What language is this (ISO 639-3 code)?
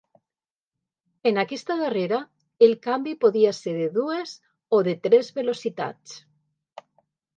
cat